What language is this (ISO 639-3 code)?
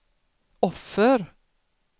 swe